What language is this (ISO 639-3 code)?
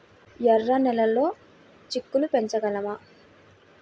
tel